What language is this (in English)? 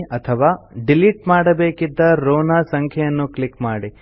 Kannada